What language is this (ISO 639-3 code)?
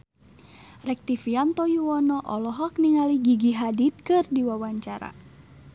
sun